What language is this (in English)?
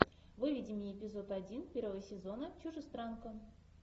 Russian